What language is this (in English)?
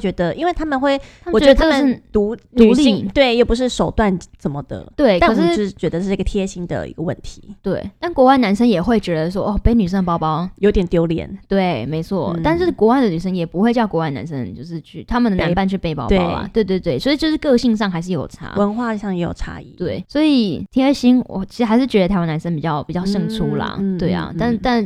Chinese